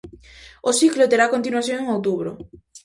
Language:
Galician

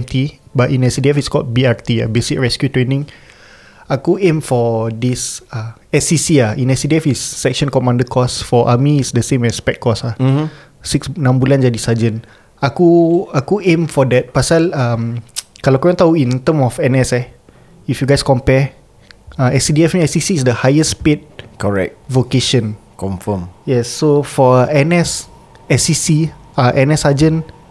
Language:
Malay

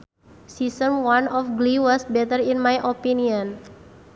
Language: Sundanese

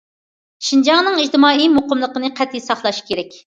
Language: Uyghur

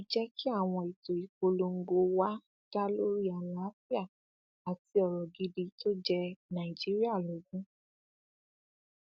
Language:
Yoruba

